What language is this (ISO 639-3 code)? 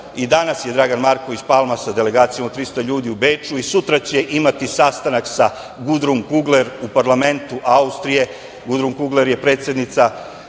srp